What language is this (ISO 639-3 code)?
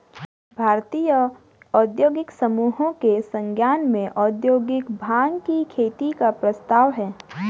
hin